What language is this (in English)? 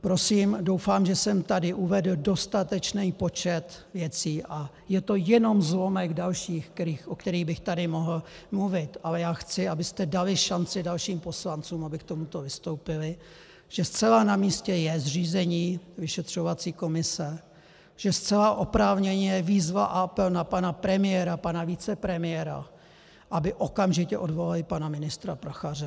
Czech